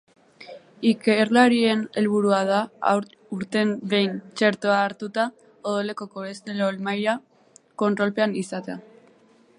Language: Basque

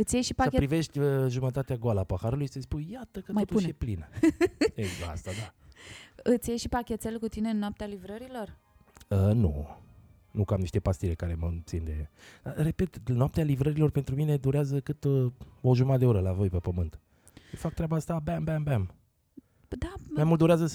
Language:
Romanian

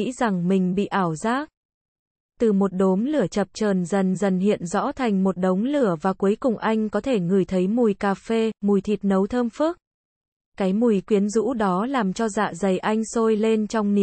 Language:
Vietnamese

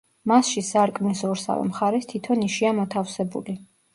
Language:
Georgian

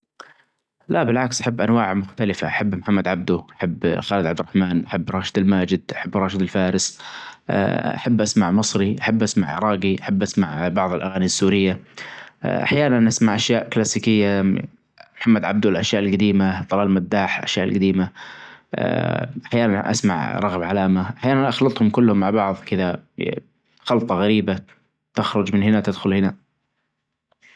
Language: Najdi Arabic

